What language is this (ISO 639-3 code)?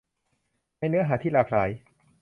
tha